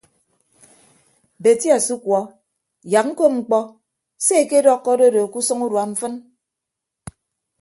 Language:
Ibibio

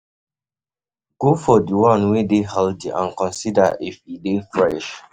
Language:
Nigerian Pidgin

